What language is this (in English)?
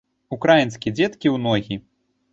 Belarusian